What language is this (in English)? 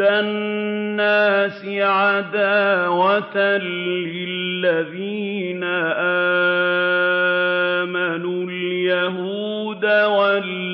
Arabic